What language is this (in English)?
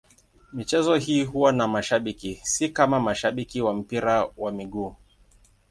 Swahili